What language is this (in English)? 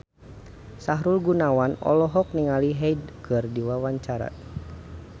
Sundanese